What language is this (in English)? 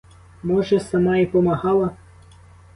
Ukrainian